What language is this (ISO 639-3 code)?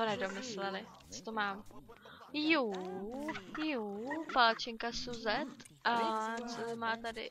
ces